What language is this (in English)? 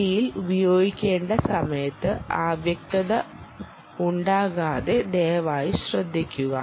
Malayalam